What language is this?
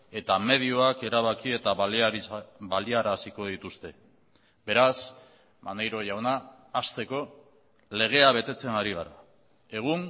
Basque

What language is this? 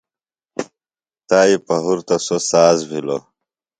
Phalura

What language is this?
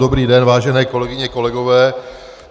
Czech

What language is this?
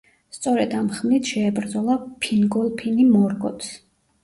Georgian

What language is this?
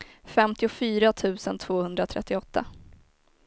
Swedish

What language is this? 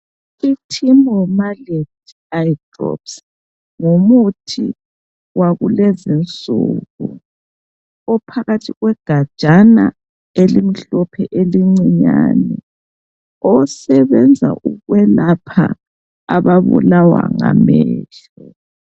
North Ndebele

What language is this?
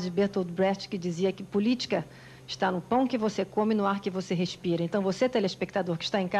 Portuguese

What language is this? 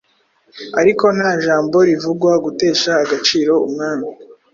Kinyarwanda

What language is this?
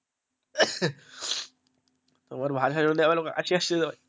Bangla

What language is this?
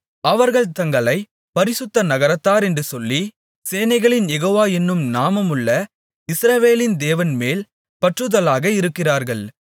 Tamil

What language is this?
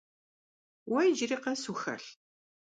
Kabardian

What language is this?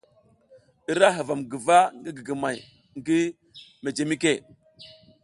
South Giziga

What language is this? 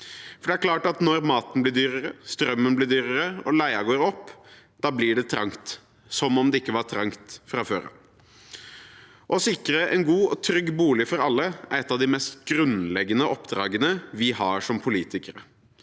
Norwegian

